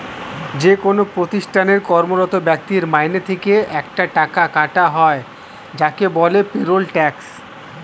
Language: Bangla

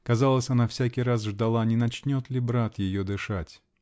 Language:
Russian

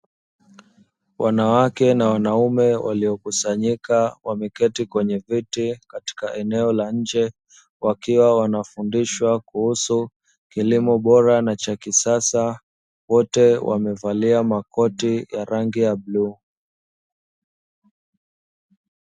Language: Swahili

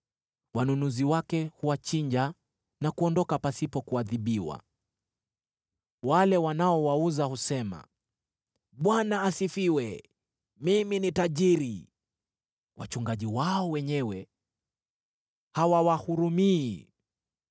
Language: Swahili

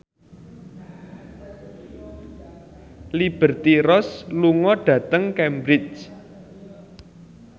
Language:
Javanese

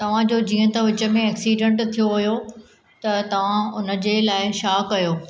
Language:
Sindhi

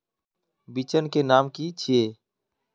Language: Magahi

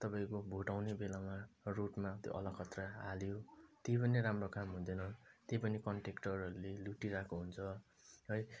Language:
Nepali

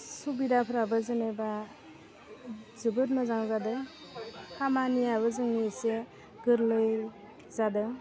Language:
Bodo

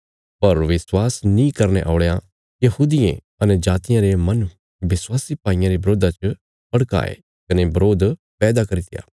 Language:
Bilaspuri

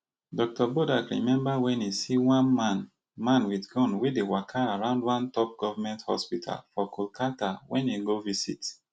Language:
Nigerian Pidgin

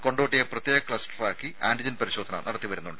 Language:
Malayalam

